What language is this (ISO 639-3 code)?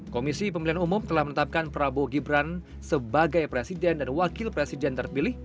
ind